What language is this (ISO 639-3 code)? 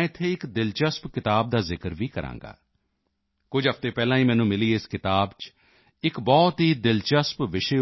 pan